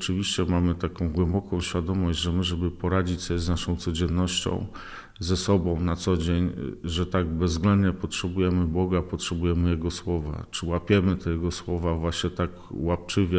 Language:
Polish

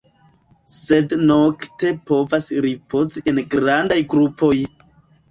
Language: Esperanto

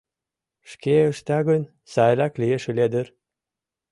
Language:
Mari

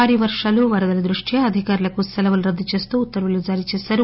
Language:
Telugu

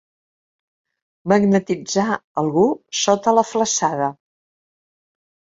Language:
Catalan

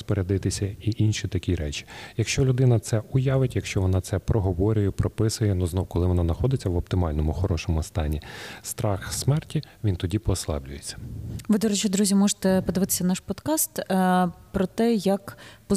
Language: Ukrainian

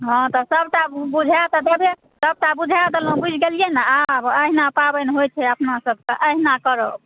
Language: Maithili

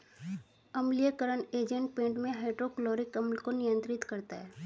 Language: Hindi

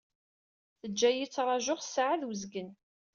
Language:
Kabyle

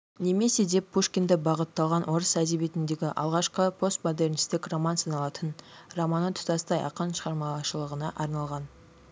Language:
Kazakh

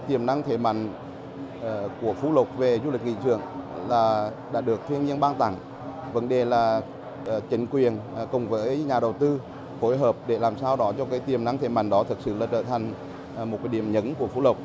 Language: Vietnamese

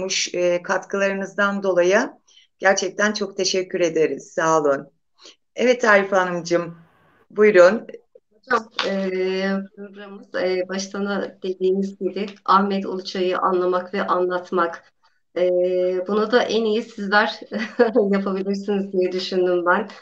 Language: Turkish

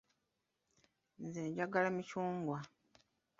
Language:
Ganda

